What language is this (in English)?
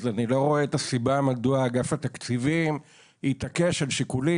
Hebrew